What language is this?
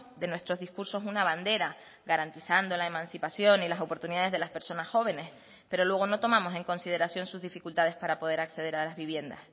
Spanish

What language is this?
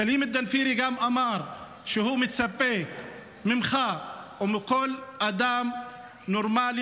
Hebrew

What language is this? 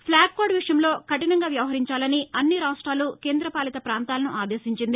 Telugu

